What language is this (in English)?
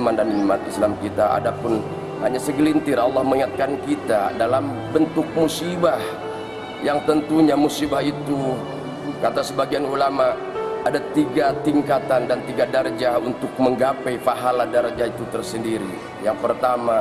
Indonesian